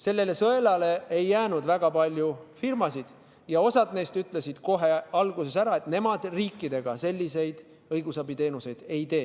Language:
Estonian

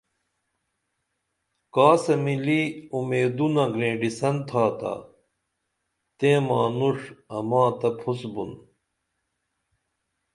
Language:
Dameli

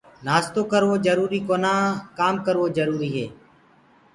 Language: Gurgula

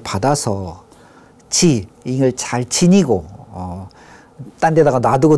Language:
Korean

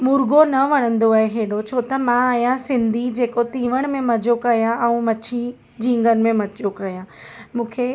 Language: Sindhi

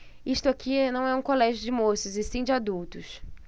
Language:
Portuguese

